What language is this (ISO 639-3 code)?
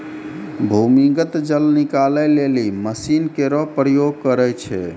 mai